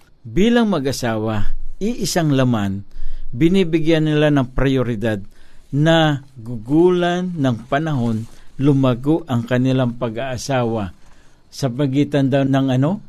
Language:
Filipino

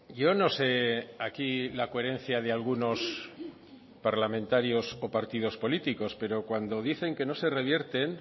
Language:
Spanish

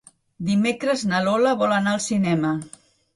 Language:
Catalan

